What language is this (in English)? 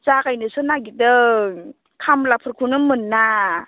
Bodo